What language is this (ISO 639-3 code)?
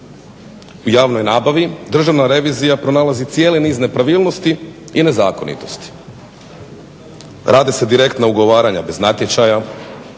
hrv